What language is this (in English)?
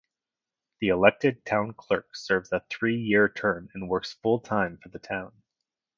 English